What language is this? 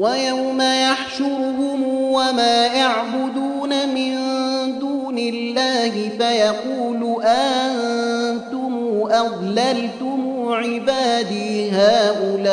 Arabic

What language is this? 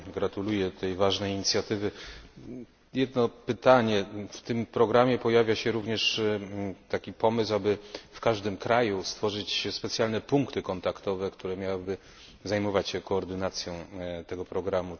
Polish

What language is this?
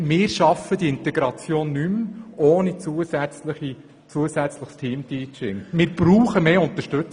Swiss German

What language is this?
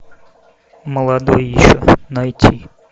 Russian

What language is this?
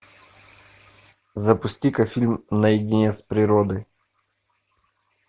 Russian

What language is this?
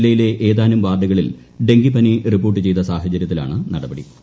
Malayalam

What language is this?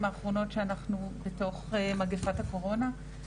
Hebrew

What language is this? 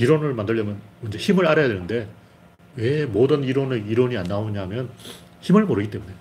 Korean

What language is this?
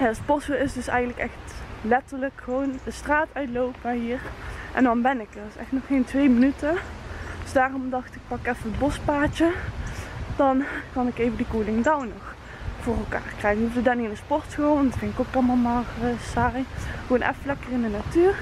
Dutch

